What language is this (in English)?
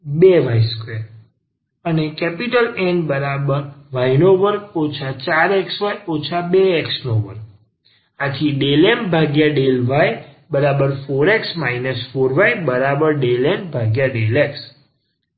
Gujarati